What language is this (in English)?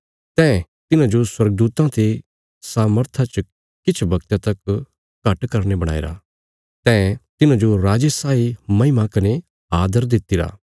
Bilaspuri